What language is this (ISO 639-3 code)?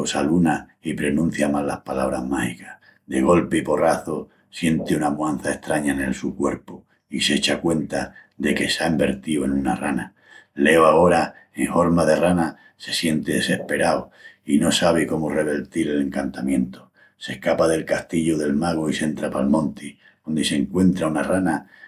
ext